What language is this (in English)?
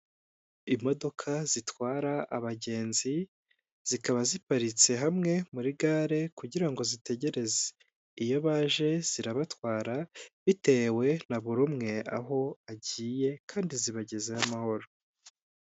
Kinyarwanda